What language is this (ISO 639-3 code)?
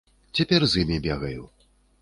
bel